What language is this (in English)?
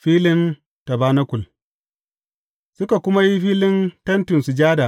Hausa